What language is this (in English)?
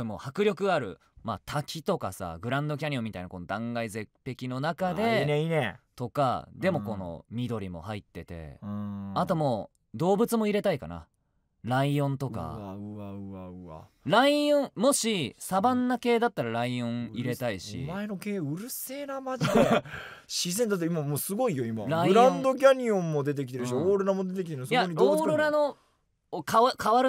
Japanese